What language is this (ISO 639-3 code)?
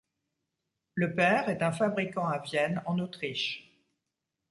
fra